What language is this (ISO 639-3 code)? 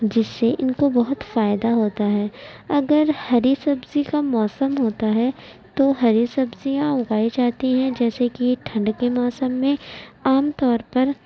urd